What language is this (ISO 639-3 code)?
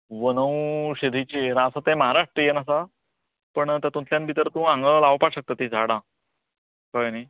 kok